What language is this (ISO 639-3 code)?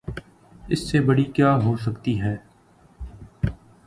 urd